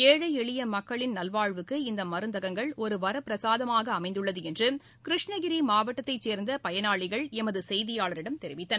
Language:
Tamil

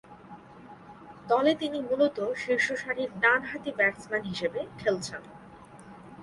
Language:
Bangla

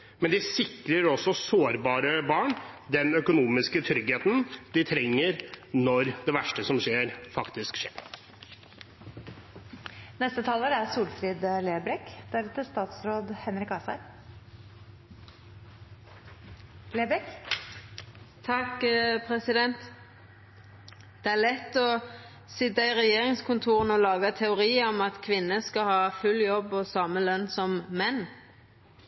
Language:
Norwegian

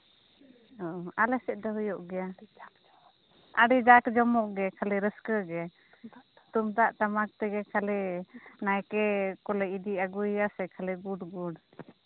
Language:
Santali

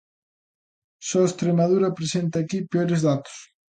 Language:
Galician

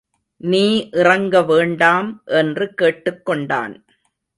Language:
Tamil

